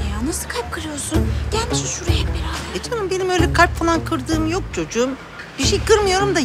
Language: Turkish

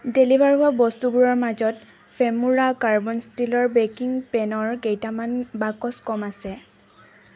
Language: Assamese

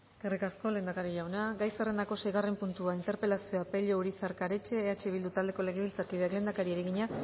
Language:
Basque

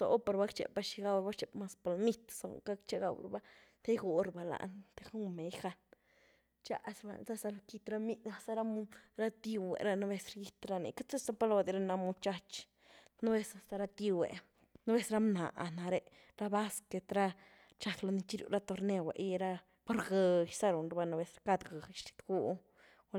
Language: Güilá Zapotec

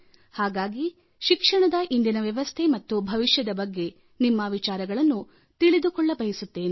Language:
Kannada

